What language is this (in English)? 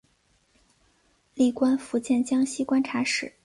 Chinese